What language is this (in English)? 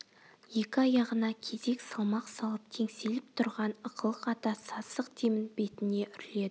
Kazakh